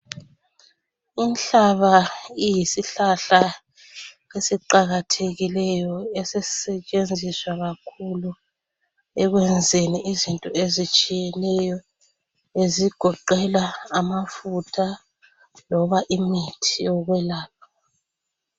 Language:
North Ndebele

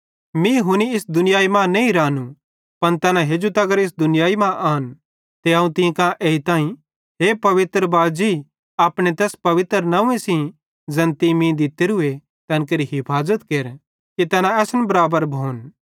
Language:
Bhadrawahi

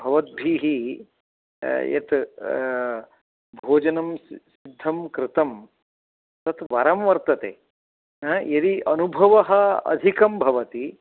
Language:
Sanskrit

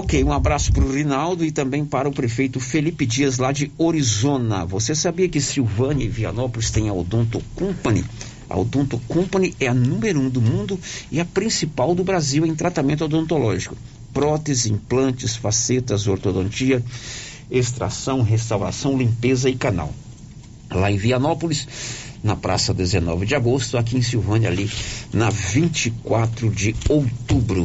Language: Portuguese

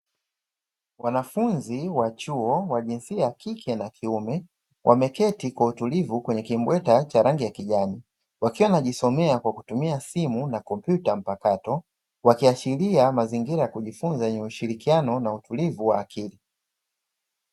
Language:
Swahili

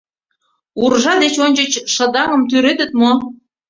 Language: Mari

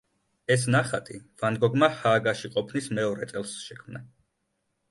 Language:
Georgian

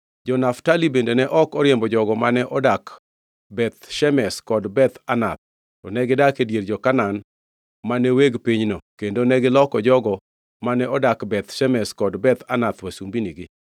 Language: Luo (Kenya and Tanzania)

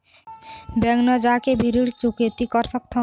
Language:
Chhattisgarhi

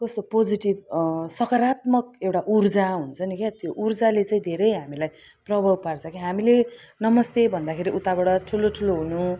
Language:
Nepali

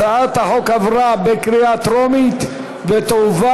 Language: Hebrew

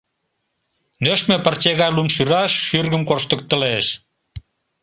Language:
Mari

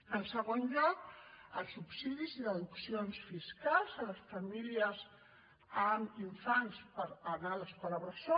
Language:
Catalan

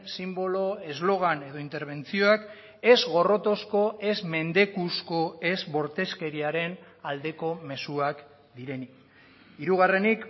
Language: Basque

